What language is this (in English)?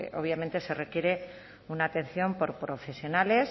Spanish